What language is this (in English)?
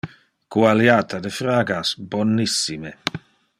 Interlingua